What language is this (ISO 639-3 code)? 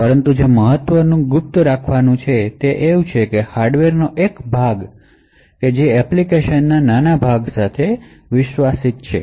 guj